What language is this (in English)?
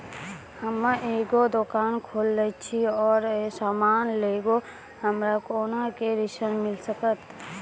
Maithili